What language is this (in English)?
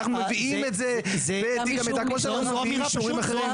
Hebrew